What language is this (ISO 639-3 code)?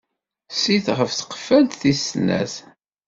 kab